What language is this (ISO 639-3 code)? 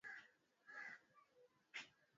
swa